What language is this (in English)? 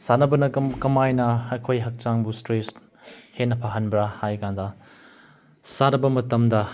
Manipuri